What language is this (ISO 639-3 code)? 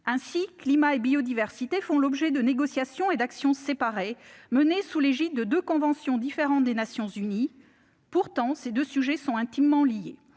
fra